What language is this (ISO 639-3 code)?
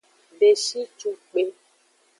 ajg